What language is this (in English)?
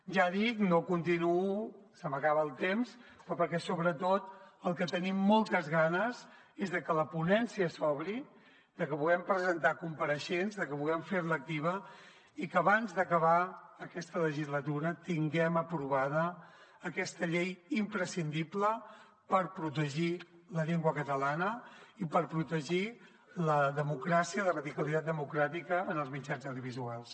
Catalan